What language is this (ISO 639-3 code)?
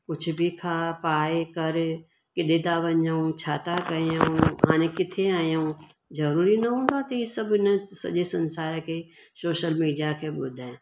snd